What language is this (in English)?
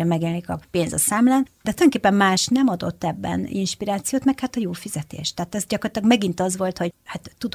Hungarian